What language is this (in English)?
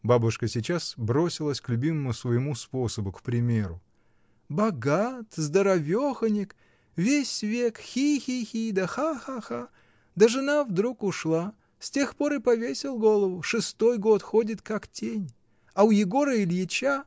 Russian